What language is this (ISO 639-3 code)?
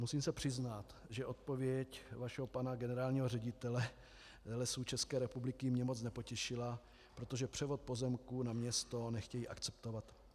ces